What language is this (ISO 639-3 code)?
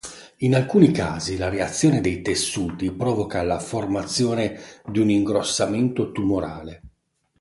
ita